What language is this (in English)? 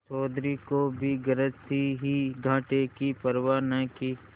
Hindi